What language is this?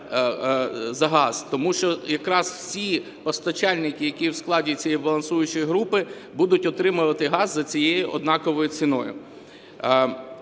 Ukrainian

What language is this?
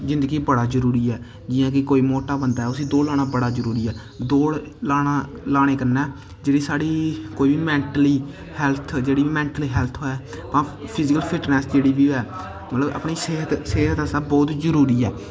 Dogri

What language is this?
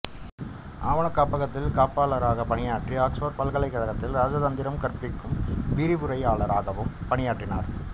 Tamil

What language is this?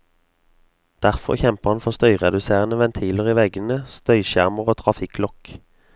Norwegian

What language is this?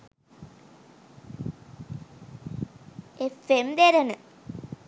Sinhala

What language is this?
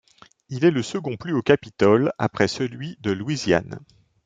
French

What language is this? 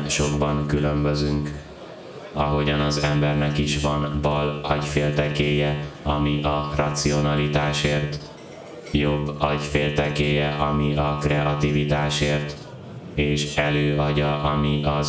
Hungarian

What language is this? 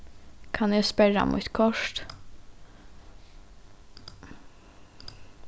Faroese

